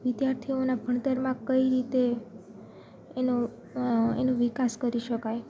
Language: Gujarati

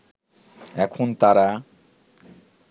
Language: Bangla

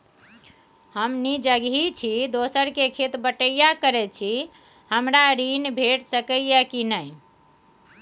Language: Maithili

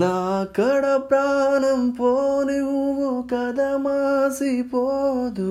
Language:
Telugu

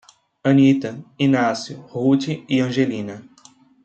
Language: Portuguese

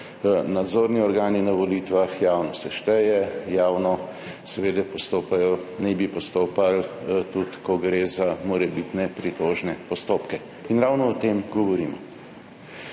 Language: Slovenian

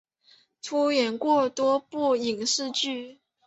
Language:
Chinese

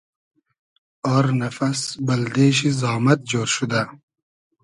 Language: Hazaragi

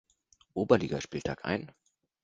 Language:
German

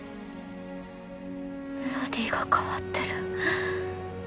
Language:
Japanese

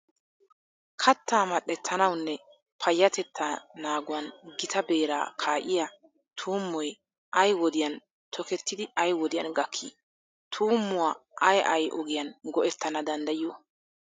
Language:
Wolaytta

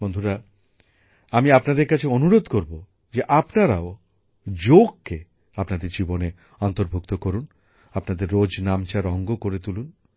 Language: Bangla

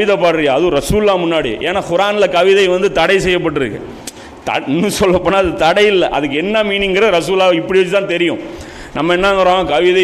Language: Tamil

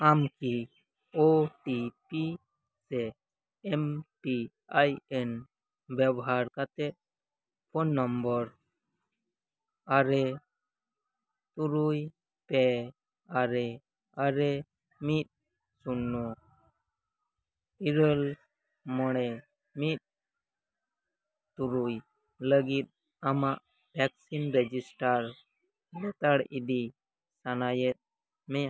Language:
Santali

